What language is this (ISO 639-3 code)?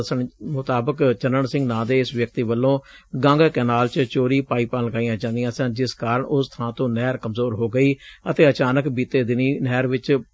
pan